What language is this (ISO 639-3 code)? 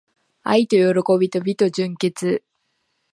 jpn